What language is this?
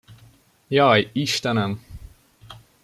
Hungarian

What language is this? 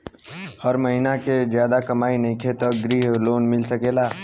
Bhojpuri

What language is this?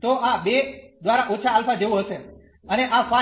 Gujarati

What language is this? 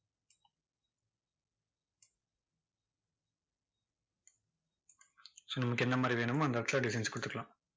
Tamil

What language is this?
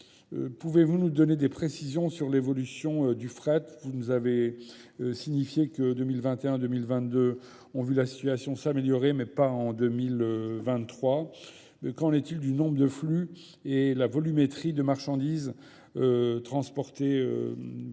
French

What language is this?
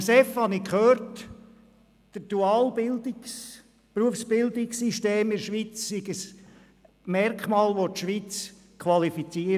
Swiss German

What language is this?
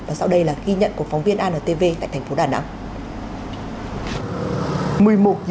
Vietnamese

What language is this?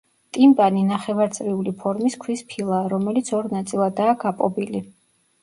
Georgian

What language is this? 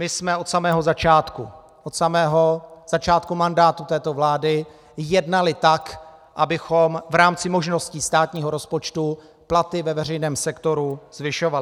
Czech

